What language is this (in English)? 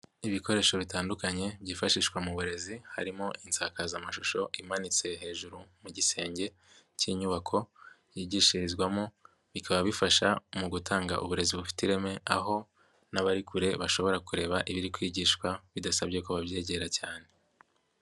Kinyarwanda